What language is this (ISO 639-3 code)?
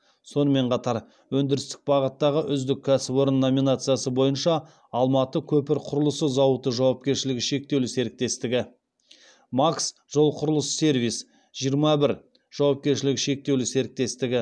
kaz